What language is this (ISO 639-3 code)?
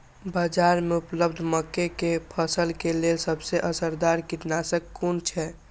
mai